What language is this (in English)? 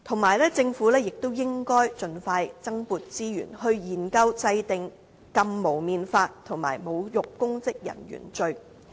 Cantonese